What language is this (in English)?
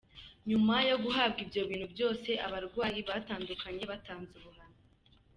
Kinyarwanda